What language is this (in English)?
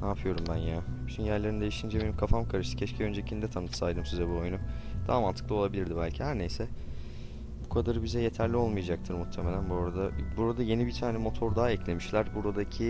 Turkish